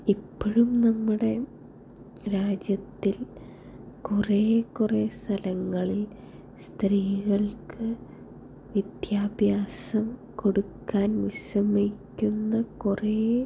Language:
Malayalam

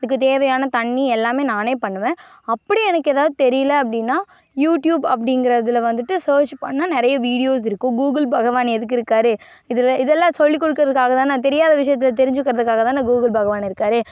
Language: Tamil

